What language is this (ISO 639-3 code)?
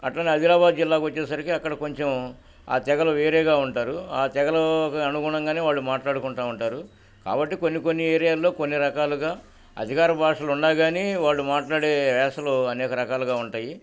tel